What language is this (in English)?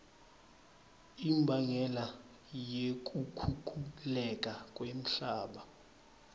Swati